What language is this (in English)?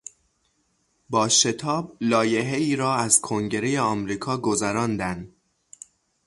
Persian